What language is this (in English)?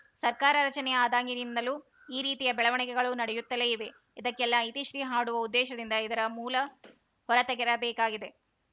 Kannada